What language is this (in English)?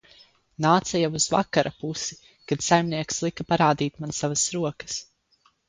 Latvian